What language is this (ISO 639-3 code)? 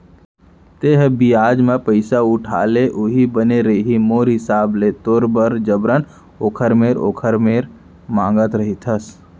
hne